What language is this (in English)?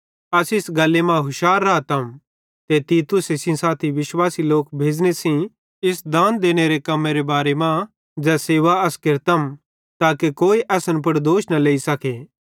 Bhadrawahi